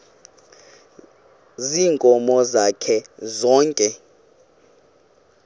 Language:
Xhosa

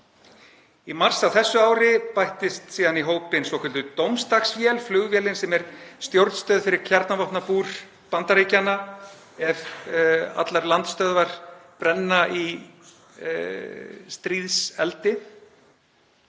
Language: Icelandic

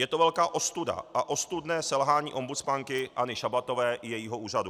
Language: Czech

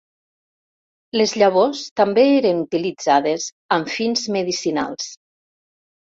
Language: Catalan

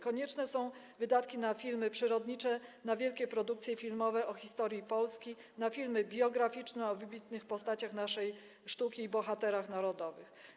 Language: Polish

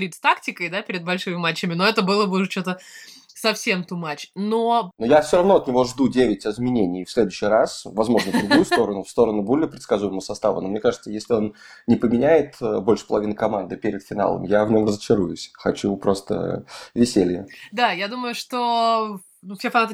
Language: Russian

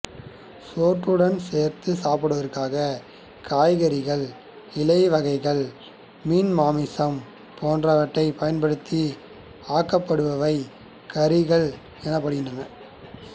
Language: Tamil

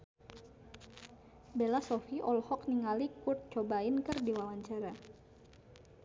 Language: Sundanese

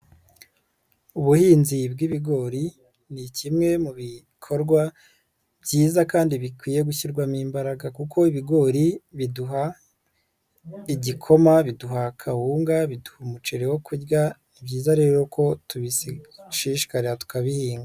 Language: Kinyarwanda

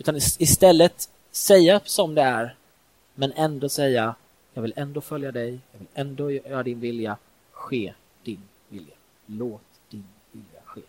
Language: Swedish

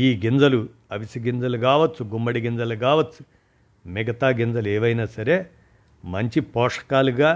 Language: Telugu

